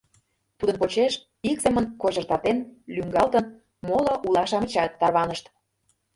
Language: Mari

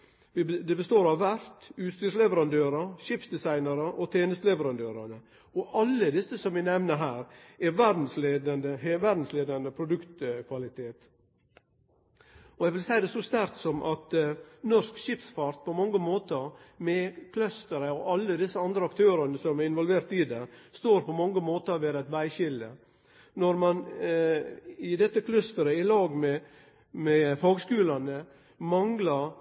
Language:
Norwegian Nynorsk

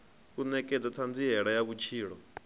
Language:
Venda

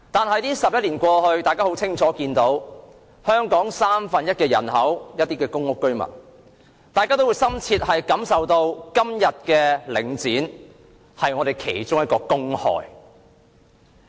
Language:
Cantonese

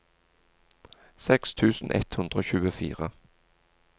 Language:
Norwegian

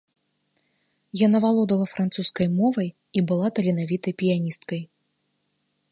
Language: Belarusian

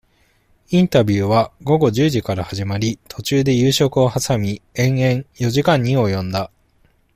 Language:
Japanese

